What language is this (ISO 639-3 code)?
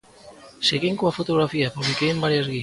glg